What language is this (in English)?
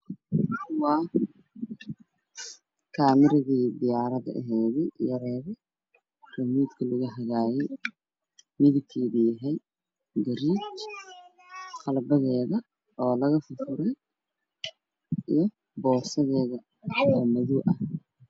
Somali